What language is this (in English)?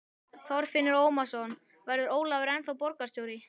Icelandic